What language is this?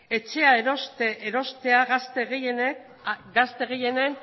Basque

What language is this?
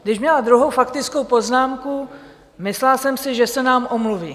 Czech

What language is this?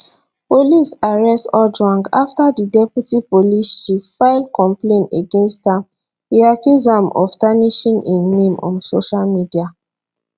Nigerian Pidgin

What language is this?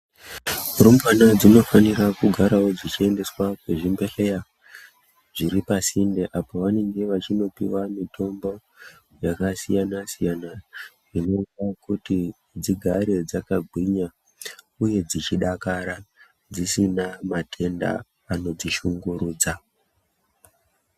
Ndau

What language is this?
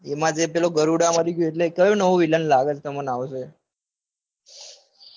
Gujarati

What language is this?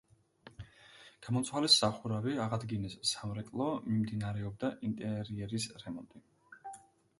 Georgian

